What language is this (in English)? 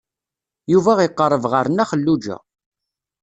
Kabyle